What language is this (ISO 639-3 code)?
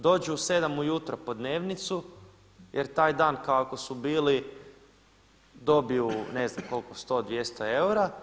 hrv